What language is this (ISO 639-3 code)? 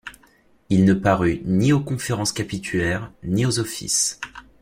fra